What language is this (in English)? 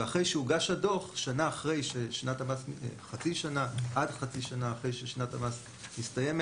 Hebrew